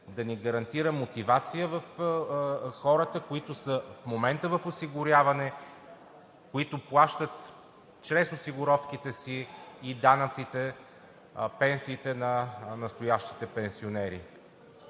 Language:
Bulgarian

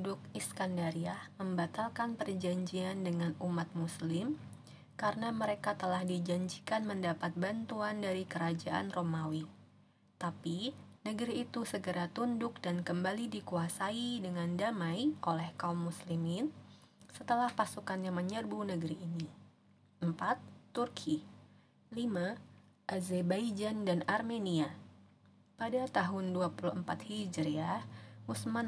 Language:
Indonesian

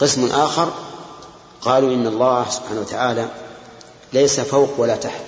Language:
Arabic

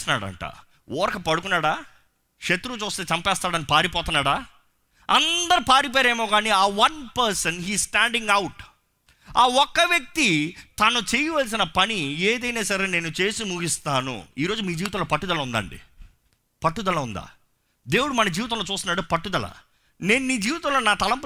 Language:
Telugu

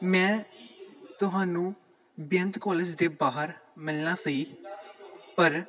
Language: Punjabi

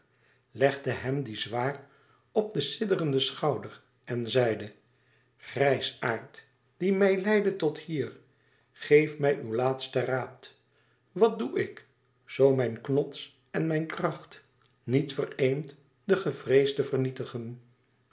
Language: Dutch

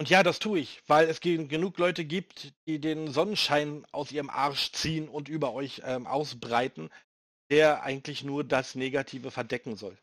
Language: German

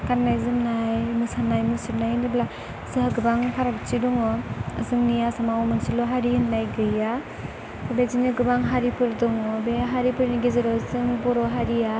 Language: Bodo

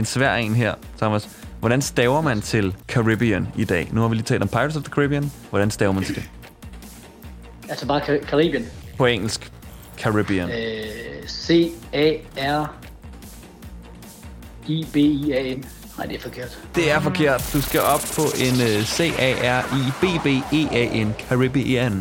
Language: Danish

